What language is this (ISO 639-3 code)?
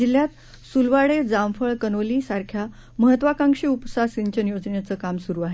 mar